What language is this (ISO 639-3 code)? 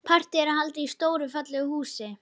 isl